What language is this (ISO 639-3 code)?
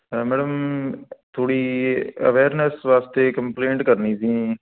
pan